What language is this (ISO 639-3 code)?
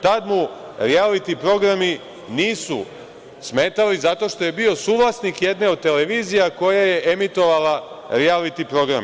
srp